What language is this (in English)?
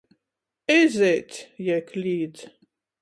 Latgalian